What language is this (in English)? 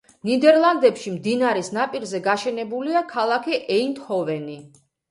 Georgian